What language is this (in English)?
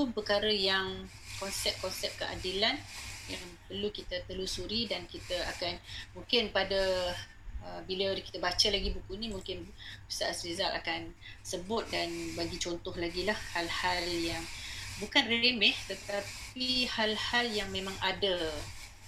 Malay